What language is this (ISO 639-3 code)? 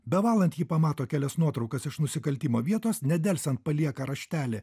lit